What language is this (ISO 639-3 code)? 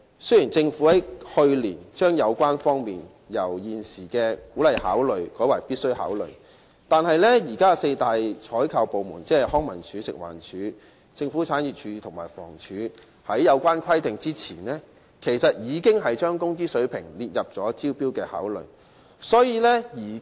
yue